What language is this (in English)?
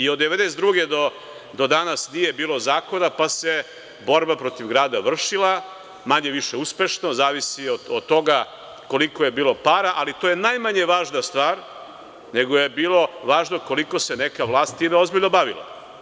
Serbian